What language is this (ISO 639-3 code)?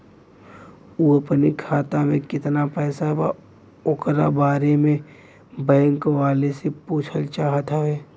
bho